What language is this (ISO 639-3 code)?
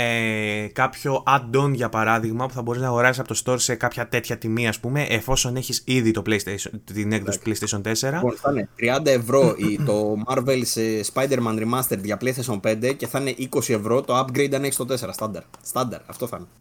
ell